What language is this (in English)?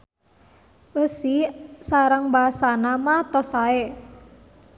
Sundanese